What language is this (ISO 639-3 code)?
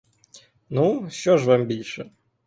ukr